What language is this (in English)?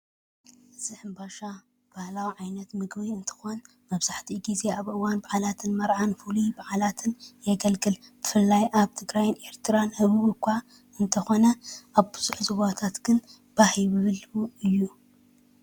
Tigrinya